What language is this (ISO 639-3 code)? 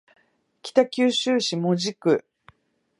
jpn